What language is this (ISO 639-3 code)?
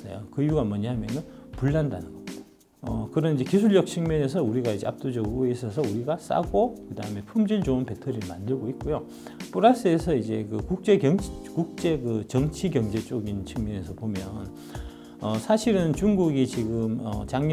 kor